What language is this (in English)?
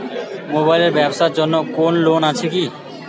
Bangla